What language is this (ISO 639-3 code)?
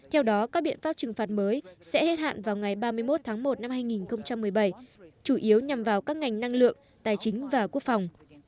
vie